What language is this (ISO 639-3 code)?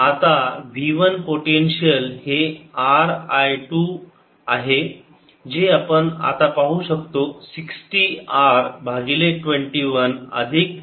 mar